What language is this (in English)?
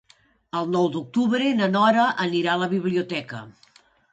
Catalan